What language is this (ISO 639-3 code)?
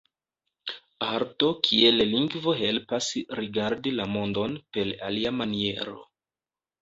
epo